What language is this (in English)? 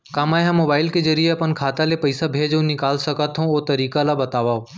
Chhattisgarhi